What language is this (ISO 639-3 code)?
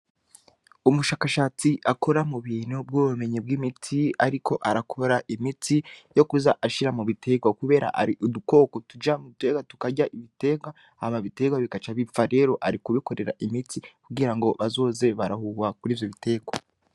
run